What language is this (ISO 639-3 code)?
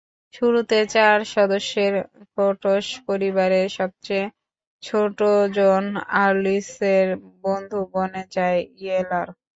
ben